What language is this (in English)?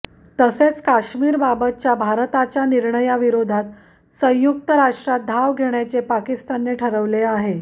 Marathi